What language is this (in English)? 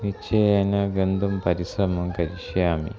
Sanskrit